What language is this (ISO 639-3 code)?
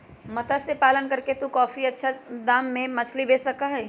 mag